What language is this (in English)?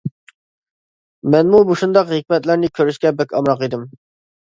Uyghur